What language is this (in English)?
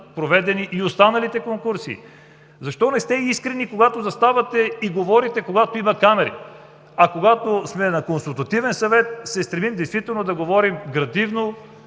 Bulgarian